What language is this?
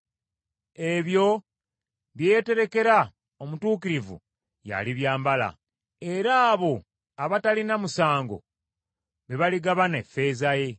Ganda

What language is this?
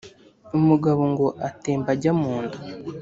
Kinyarwanda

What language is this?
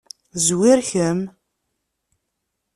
Kabyle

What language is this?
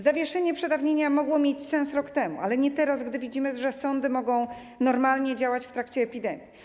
Polish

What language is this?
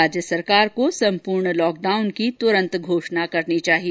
Hindi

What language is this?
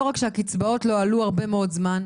Hebrew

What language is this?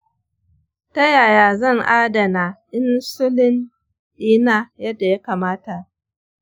Hausa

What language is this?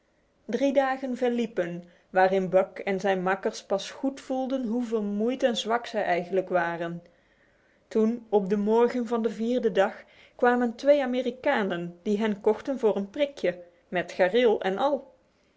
Dutch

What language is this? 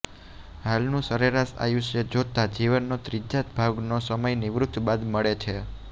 Gujarati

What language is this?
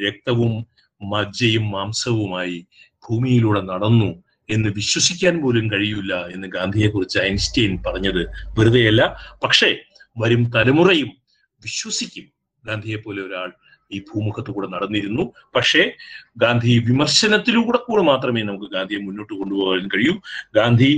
Malayalam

